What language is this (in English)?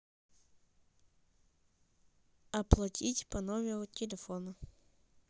Russian